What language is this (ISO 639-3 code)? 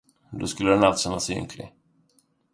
swe